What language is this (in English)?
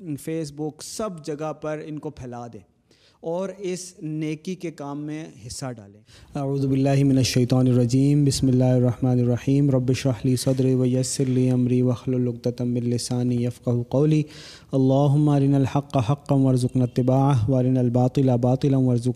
Urdu